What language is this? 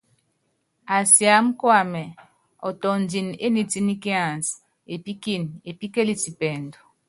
Yangben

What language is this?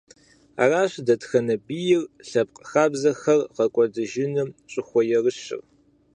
Kabardian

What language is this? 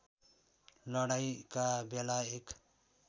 Nepali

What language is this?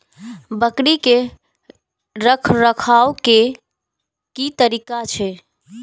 Maithili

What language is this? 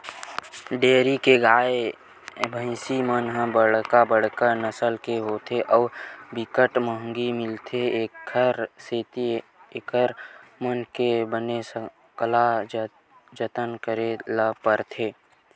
Chhattisgarhi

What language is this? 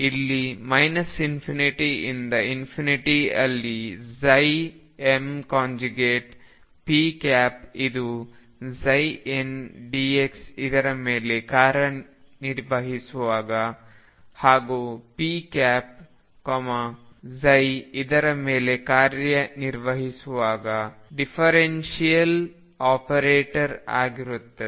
Kannada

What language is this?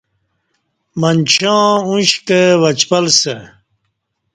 Kati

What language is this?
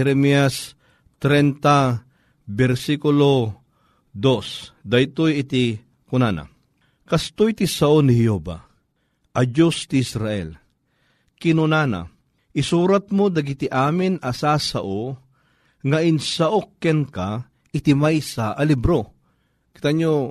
Filipino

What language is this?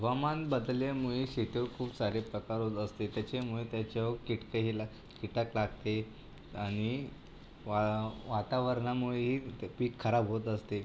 Marathi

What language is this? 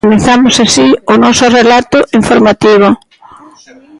Galician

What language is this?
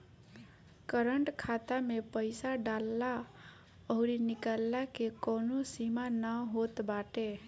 Bhojpuri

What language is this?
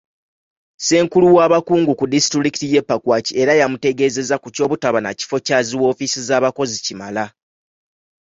Ganda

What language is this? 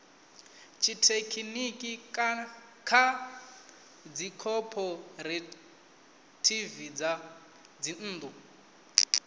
Venda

